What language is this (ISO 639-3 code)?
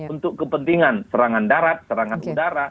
ind